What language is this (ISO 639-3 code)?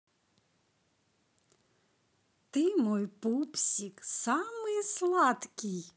rus